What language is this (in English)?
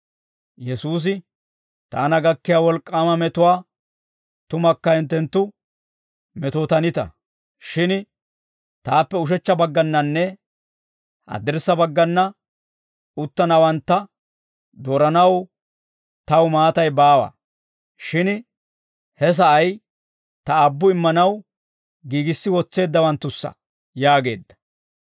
Dawro